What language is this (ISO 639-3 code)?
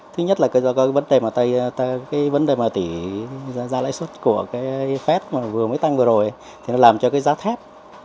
vie